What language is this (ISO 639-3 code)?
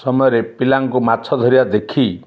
ori